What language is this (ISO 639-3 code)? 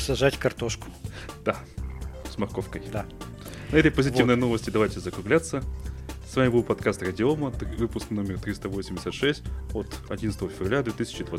rus